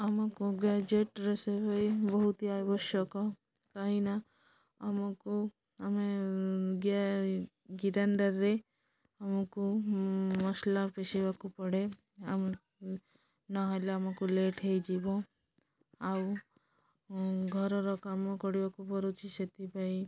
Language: Odia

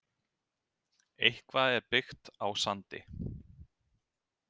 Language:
Icelandic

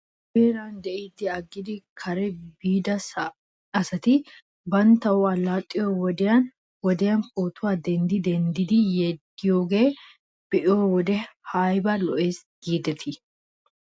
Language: Wolaytta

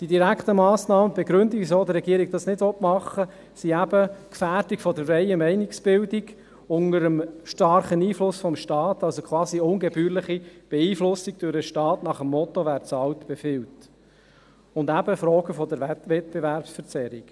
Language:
Swiss German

